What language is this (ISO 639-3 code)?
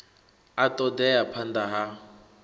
ven